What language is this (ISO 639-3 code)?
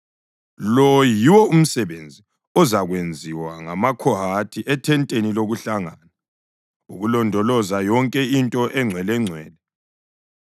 nde